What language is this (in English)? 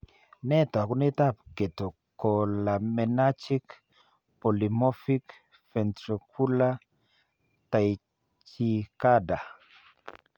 Kalenjin